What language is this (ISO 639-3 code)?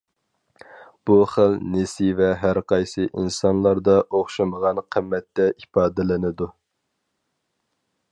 uig